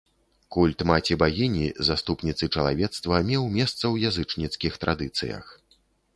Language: Belarusian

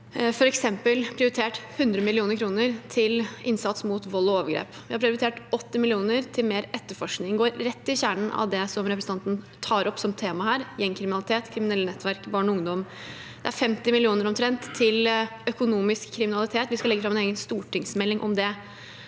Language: Norwegian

